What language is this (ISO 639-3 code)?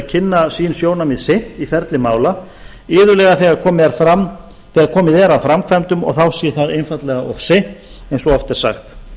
isl